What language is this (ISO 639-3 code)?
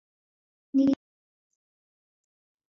dav